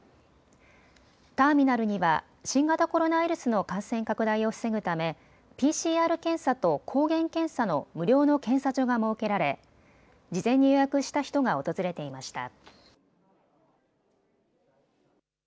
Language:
Japanese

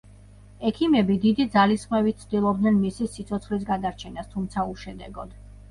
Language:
Georgian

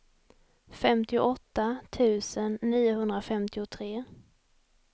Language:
Swedish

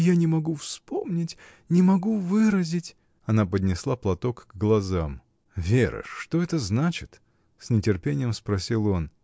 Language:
Russian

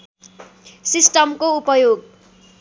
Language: Nepali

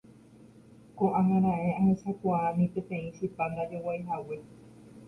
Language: Guarani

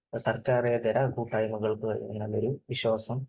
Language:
Malayalam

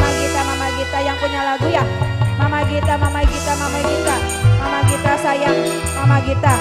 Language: Indonesian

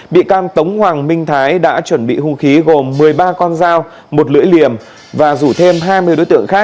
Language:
Vietnamese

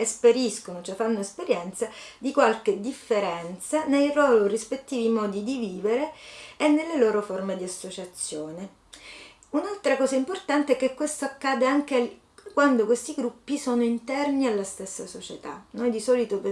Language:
Italian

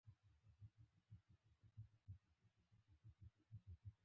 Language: Pashto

